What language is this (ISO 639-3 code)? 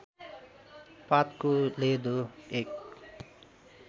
nep